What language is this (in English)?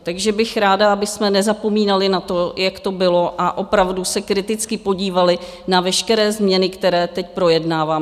Czech